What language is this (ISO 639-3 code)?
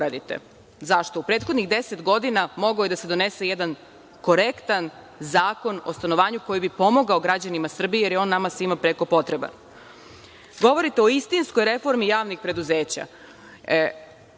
srp